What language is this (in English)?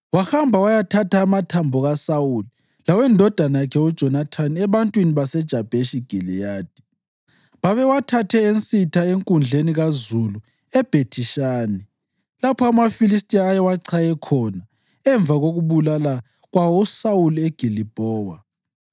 North Ndebele